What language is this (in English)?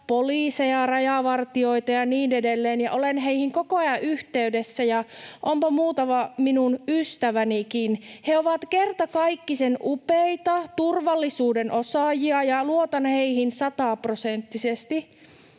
Finnish